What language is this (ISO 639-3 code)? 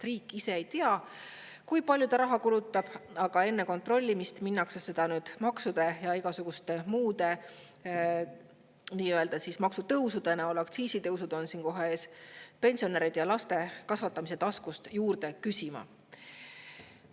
est